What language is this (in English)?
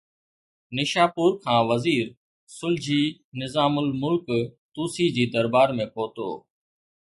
Sindhi